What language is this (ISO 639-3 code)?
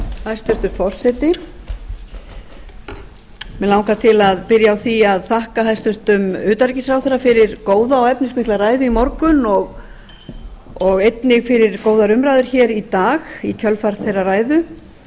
isl